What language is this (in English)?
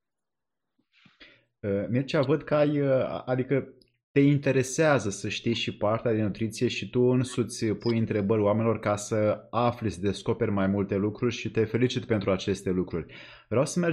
Romanian